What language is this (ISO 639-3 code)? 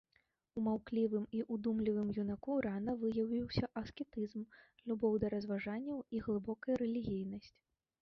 bel